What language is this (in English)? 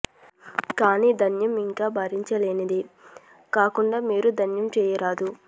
Telugu